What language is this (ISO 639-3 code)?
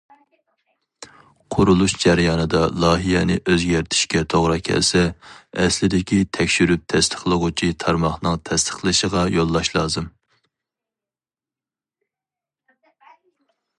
uig